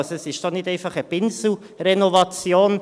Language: Swiss German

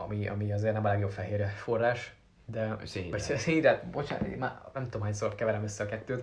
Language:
Hungarian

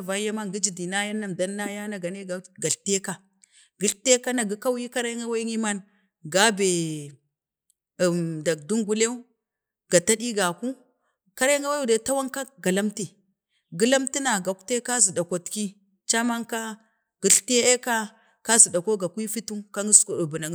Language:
Bade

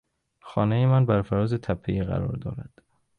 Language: Persian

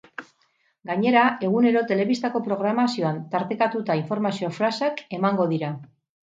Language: Basque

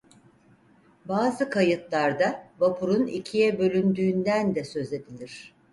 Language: Turkish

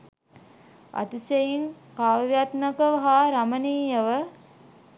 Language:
Sinhala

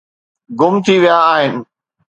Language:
Sindhi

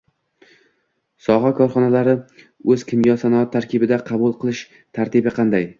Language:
Uzbek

